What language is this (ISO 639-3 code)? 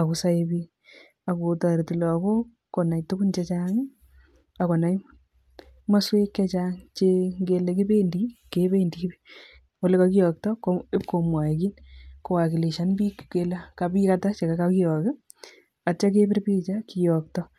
kln